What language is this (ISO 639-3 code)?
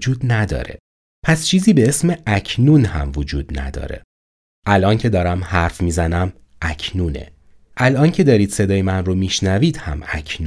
fas